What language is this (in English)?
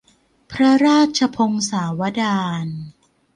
Thai